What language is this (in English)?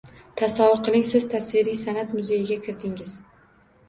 Uzbek